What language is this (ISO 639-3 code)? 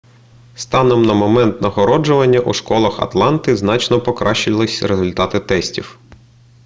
ukr